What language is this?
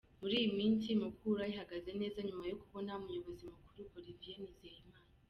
Kinyarwanda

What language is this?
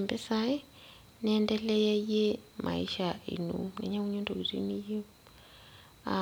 Masai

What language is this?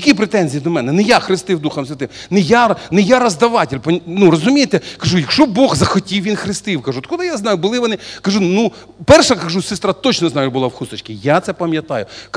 Russian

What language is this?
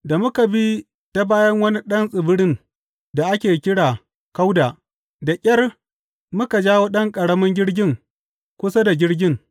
Hausa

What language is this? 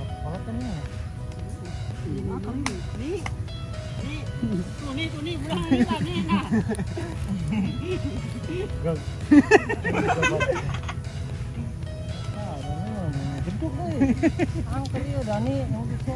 Indonesian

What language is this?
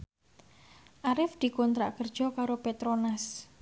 Javanese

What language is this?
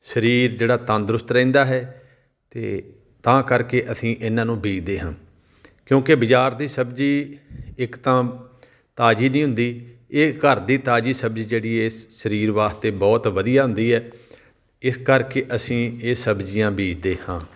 Punjabi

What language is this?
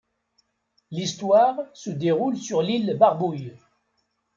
French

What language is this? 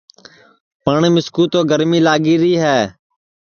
Sansi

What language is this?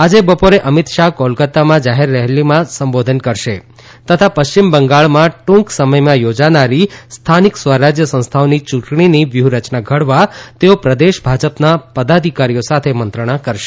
Gujarati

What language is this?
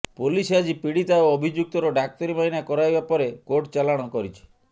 Odia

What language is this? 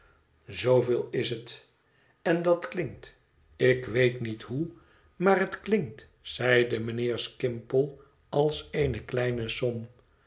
Dutch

